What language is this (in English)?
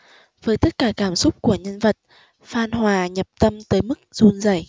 Vietnamese